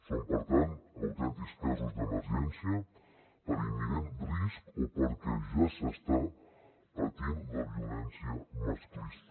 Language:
Catalan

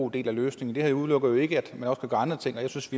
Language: Danish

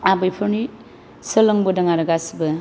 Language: Bodo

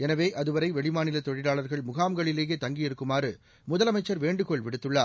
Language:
Tamil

